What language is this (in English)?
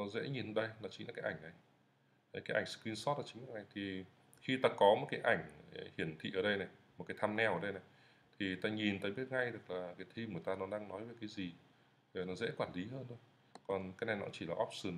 Vietnamese